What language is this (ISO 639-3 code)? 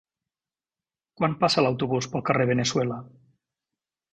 cat